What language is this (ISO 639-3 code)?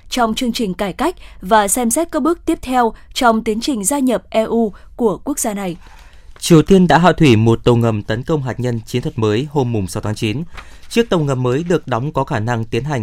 vie